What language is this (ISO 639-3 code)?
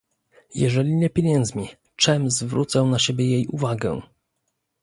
pol